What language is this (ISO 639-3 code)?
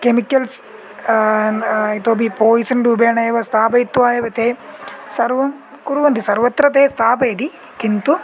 san